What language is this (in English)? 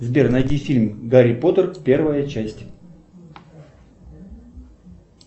Russian